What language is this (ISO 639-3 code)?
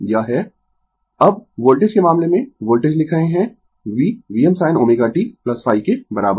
hin